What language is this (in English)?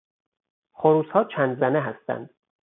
Persian